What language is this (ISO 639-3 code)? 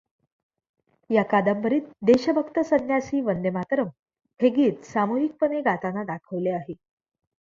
mar